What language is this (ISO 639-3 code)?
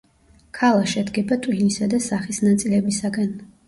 kat